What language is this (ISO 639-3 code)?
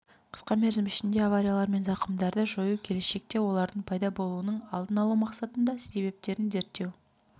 kaz